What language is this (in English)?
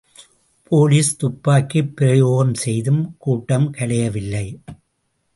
Tamil